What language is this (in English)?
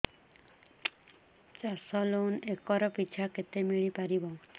Odia